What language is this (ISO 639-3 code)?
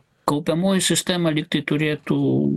lit